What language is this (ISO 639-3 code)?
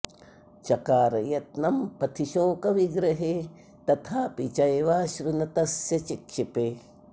san